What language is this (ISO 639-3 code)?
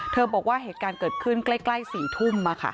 tha